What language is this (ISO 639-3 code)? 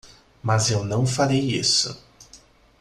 por